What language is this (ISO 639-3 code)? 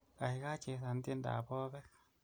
kln